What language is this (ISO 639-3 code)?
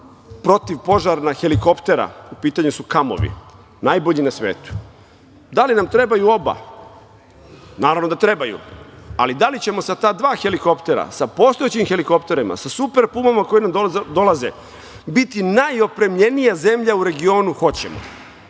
srp